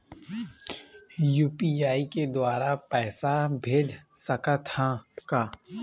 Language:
Chhattisgarhi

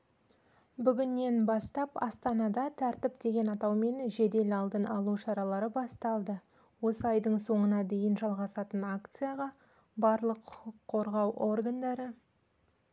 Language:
Kazakh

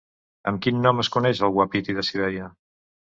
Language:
Catalan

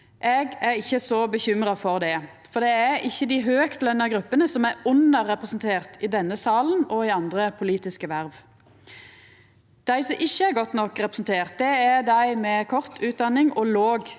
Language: Norwegian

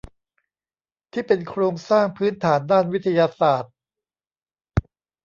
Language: Thai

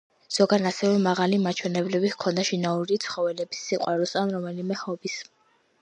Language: Georgian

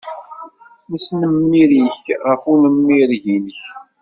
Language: Kabyle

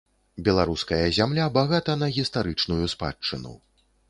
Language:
Belarusian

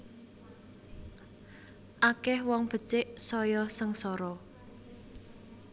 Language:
Javanese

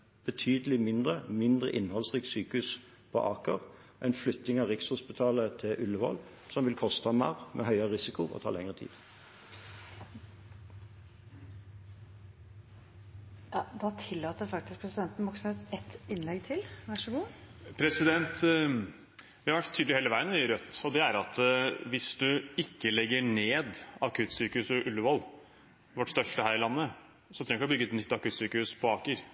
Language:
Norwegian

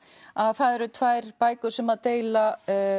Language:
Icelandic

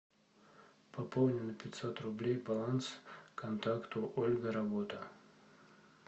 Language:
Russian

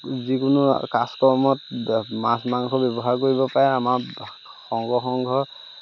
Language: Assamese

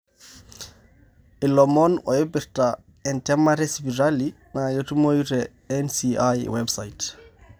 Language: Masai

